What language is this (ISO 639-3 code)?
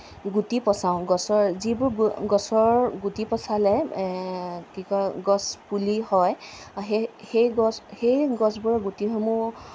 asm